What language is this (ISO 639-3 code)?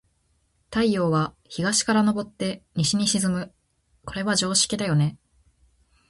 jpn